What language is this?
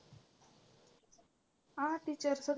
Marathi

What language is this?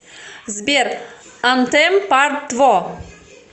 Russian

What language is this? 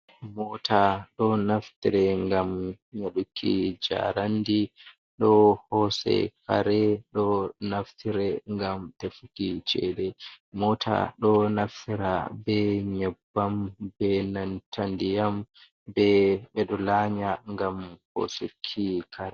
Fula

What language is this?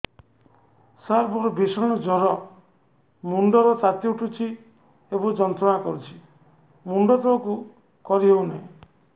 Odia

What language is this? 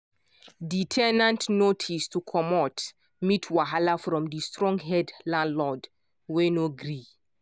Nigerian Pidgin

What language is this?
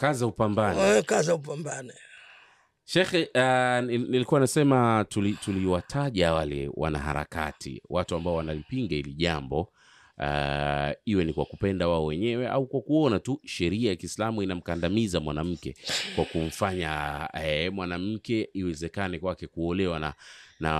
Swahili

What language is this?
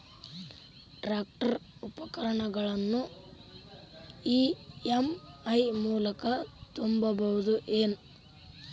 Kannada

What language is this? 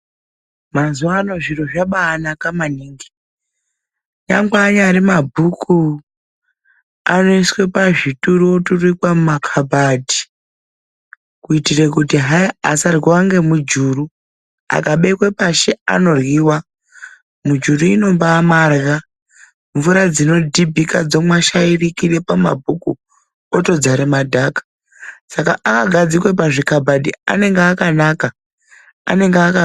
Ndau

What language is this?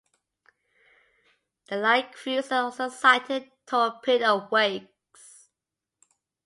English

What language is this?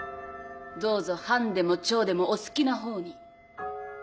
Japanese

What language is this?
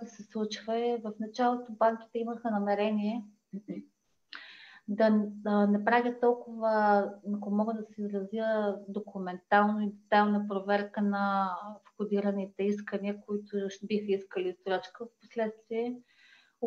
Bulgarian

